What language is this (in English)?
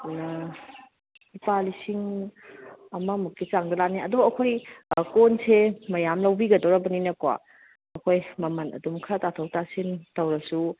Manipuri